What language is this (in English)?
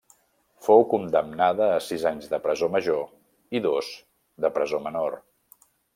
Catalan